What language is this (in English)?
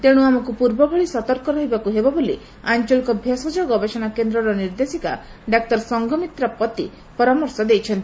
Odia